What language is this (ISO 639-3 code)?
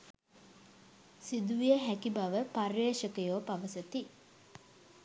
sin